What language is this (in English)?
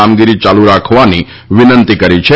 Gujarati